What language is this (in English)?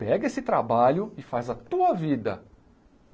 Portuguese